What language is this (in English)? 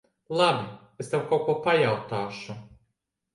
Latvian